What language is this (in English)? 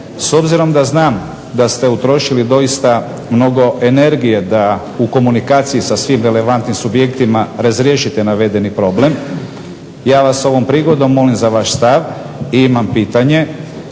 Croatian